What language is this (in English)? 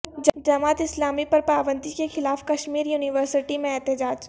Urdu